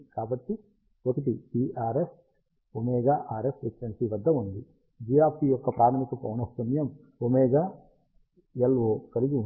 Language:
Telugu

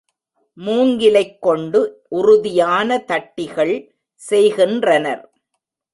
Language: Tamil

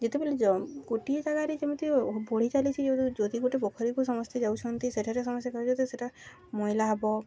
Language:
Odia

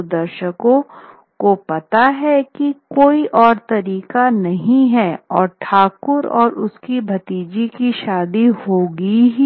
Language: Hindi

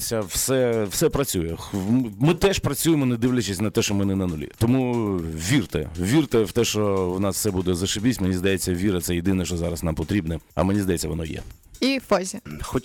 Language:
Ukrainian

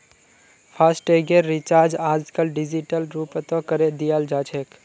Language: Magahi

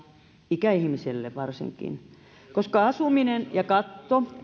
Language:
Finnish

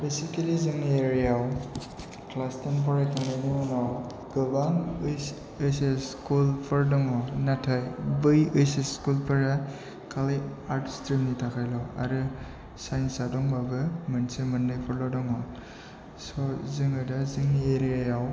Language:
Bodo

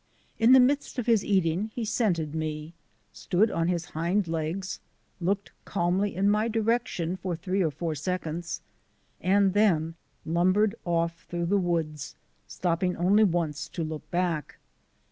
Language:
English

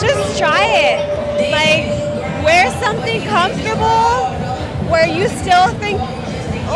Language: English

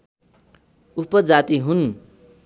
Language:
Nepali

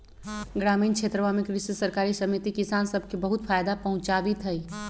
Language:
Magahi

